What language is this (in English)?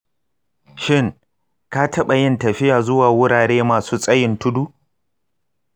Hausa